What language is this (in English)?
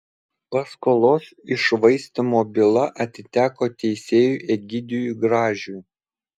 Lithuanian